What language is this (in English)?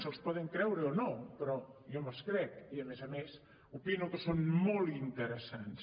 Catalan